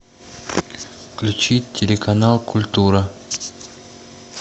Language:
Russian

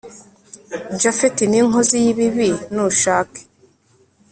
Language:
Kinyarwanda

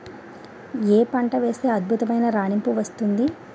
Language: Telugu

